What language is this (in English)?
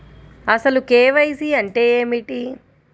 Telugu